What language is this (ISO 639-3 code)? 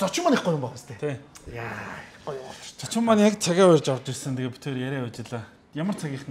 kor